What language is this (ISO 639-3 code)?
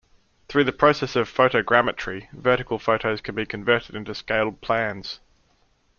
eng